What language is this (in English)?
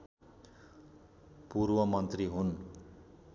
Nepali